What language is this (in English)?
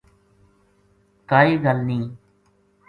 Gujari